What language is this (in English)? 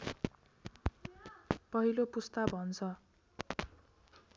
Nepali